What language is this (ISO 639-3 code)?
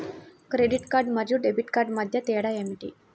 tel